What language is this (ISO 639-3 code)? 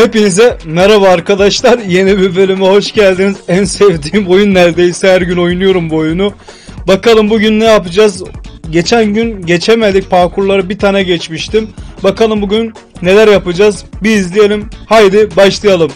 tur